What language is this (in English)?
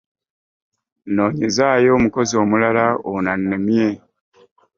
Ganda